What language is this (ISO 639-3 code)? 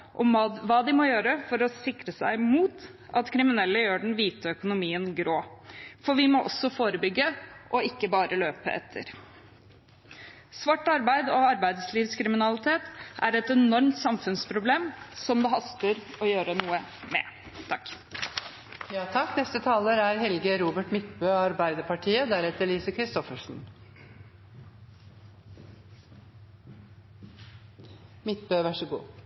nor